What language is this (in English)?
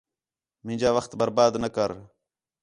Khetrani